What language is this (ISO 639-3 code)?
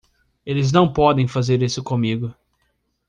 por